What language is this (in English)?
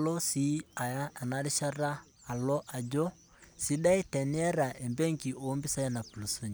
Masai